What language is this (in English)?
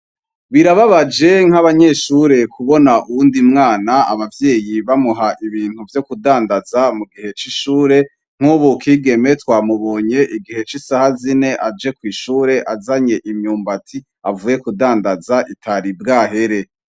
Rundi